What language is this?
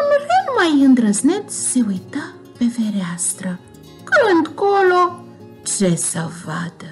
Romanian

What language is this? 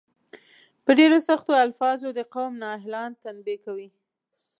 Pashto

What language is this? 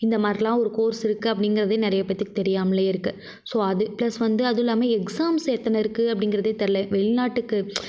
Tamil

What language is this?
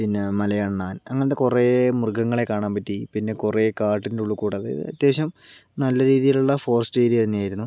Malayalam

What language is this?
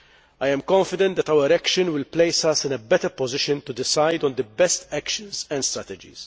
English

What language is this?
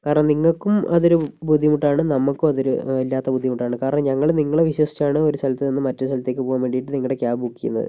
Malayalam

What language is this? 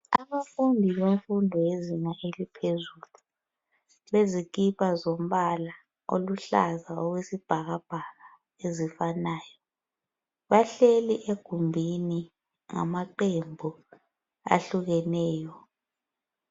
North Ndebele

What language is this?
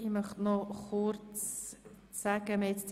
Swiss German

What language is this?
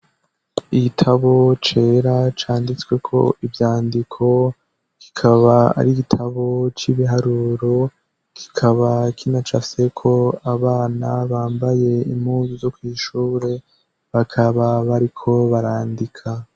Rundi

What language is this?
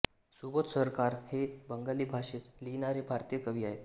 Marathi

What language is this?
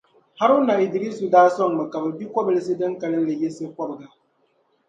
Dagbani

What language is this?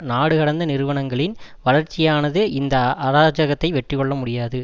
Tamil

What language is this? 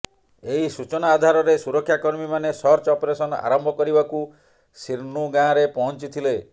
Odia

